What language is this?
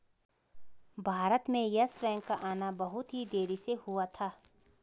Hindi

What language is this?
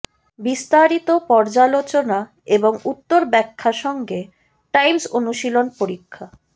Bangla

